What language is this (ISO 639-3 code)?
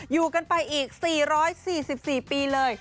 tha